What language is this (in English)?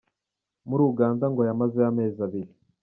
Kinyarwanda